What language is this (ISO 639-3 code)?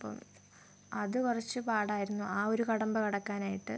mal